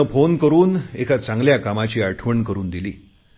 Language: Marathi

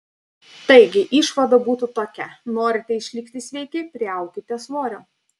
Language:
Lithuanian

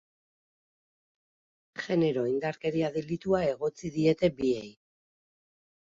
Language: Basque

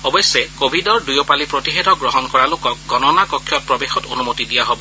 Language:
Assamese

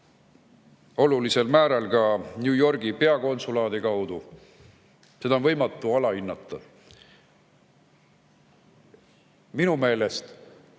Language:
Estonian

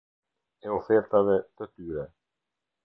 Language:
Albanian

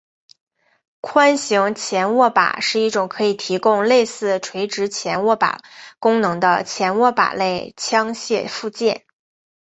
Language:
Chinese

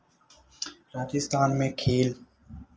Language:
Hindi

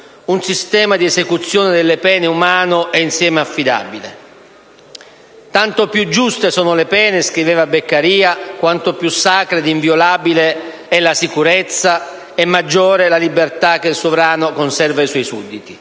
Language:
Italian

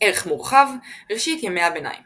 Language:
Hebrew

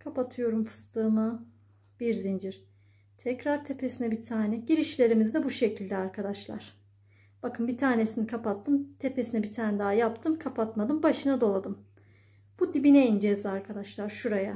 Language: Turkish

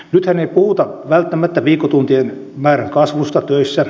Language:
Finnish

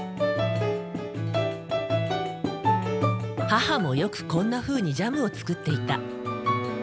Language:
Japanese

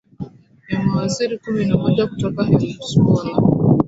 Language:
Swahili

